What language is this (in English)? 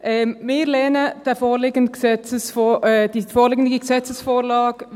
Swiss German